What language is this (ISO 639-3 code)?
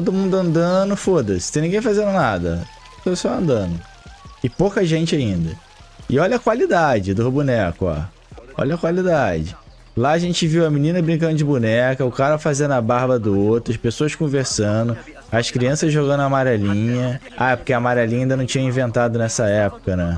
por